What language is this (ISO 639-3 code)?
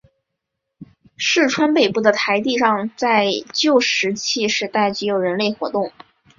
zho